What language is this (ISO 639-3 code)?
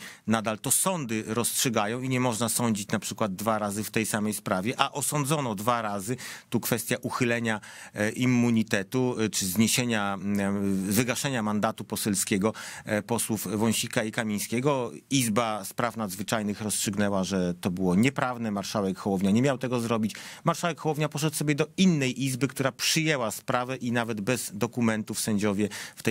pol